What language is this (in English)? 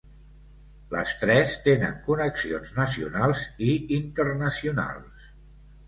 Catalan